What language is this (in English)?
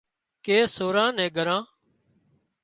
Wadiyara Koli